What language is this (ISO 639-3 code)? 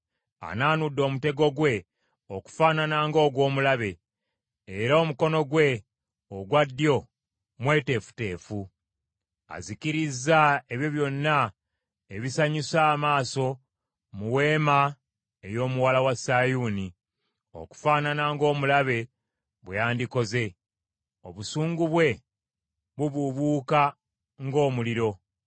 lug